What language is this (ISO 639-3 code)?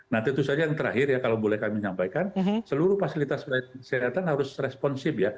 ind